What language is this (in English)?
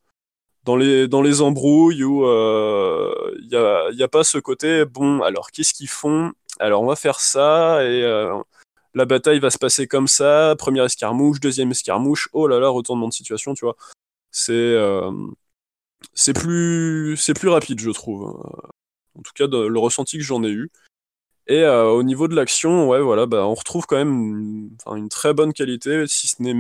French